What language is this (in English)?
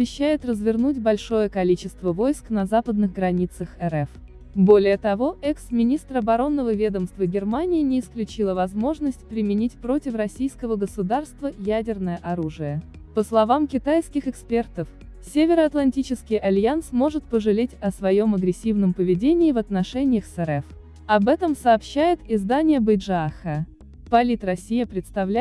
Russian